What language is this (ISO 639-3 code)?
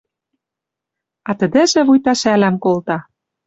mrj